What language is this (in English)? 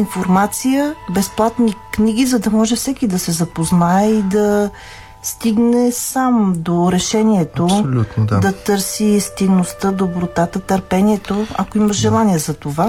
Bulgarian